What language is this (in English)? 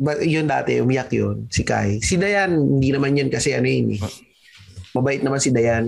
Filipino